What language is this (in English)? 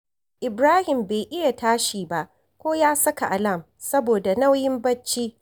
Hausa